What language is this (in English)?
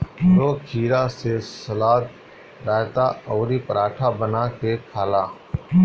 Bhojpuri